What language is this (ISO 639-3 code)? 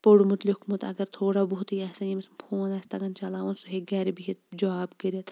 kas